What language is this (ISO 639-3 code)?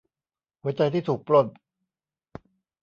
tha